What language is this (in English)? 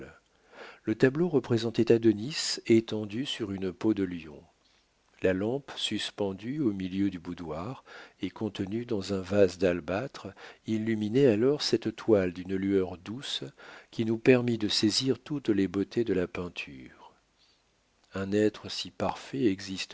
French